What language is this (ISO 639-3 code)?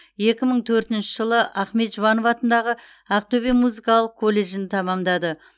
kaz